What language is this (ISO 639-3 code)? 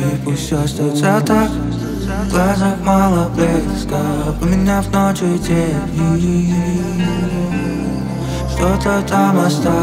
ron